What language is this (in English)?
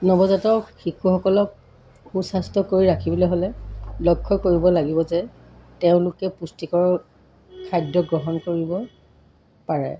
Assamese